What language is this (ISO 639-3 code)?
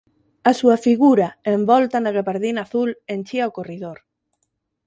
glg